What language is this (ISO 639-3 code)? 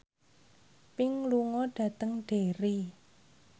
jav